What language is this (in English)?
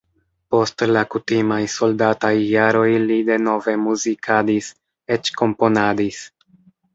Esperanto